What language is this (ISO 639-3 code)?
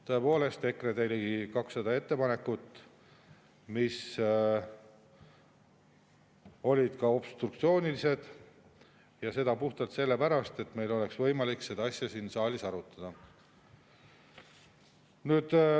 est